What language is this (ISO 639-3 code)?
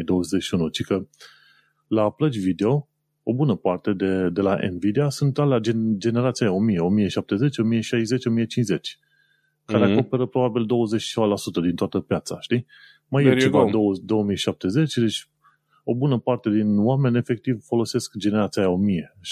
ron